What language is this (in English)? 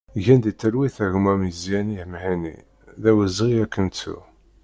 Kabyle